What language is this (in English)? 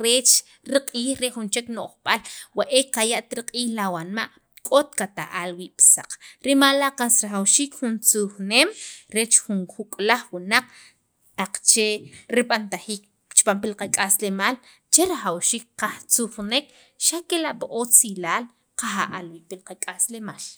Sacapulteco